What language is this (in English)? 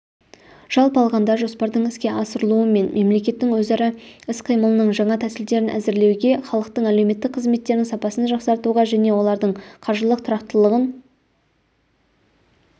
Kazakh